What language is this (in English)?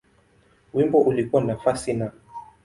Swahili